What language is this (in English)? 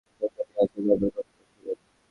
Bangla